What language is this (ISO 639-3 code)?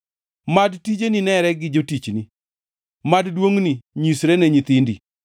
luo